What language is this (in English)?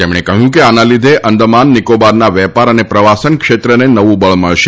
Gujarati